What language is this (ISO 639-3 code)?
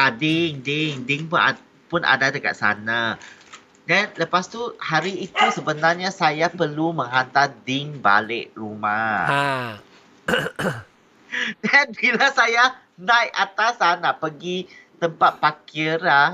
msa